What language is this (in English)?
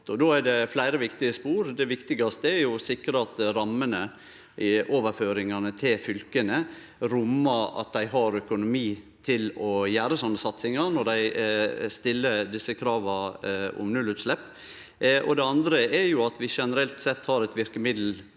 Norwegian